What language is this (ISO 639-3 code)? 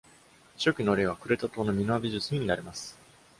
jpn